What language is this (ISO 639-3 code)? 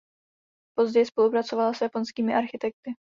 ces